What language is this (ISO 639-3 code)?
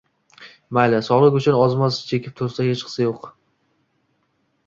uzb